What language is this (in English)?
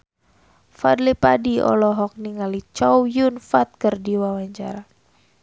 Sundanese